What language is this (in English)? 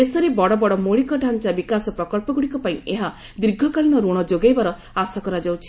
Odia